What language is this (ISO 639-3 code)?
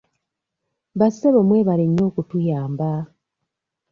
lug